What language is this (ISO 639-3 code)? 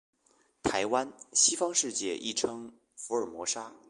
zho